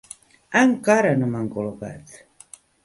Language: Catalan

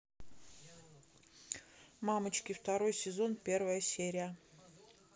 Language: Russian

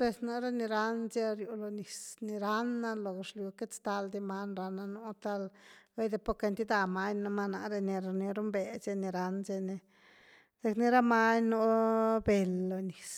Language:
Güilá Zapotec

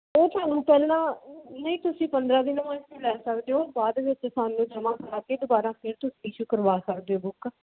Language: Punjabi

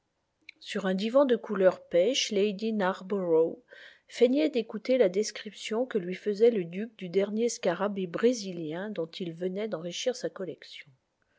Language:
French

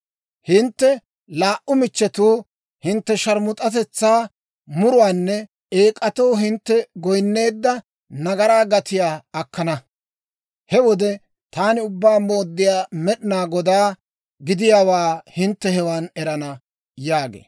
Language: Dawro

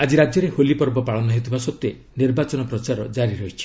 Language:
Odia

